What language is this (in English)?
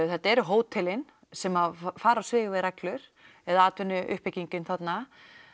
Icelandic